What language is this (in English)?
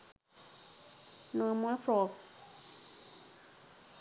Sinhala